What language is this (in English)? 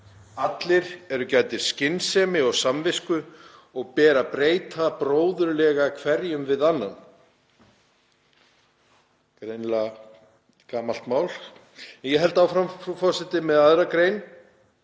Icelandic